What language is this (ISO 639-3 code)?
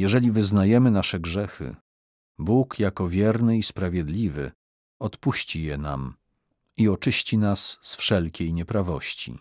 pol